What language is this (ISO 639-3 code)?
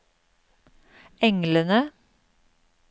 nor